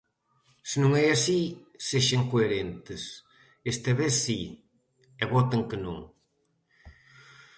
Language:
Galician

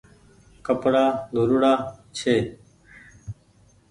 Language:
Goaria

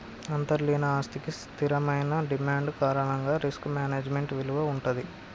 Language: Telugu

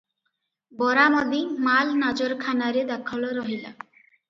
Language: Odia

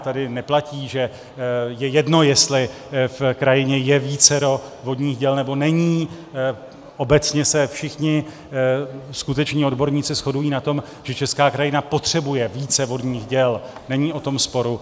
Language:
Czech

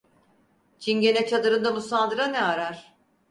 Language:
Turkish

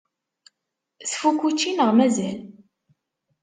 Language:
Kabyle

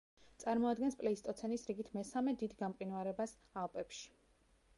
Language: Georgian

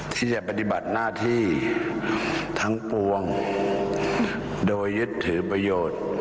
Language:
Thai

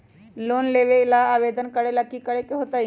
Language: Magahi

